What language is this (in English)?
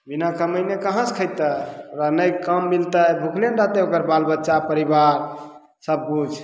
Maithili